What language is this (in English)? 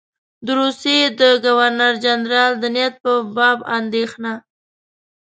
Pashto